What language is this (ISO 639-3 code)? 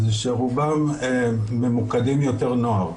heb